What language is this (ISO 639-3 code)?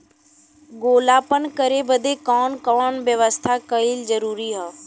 bho